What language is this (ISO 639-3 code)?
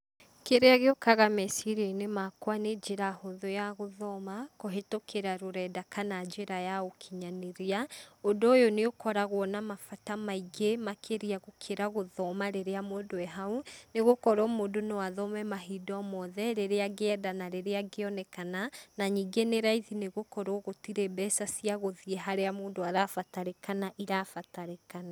kik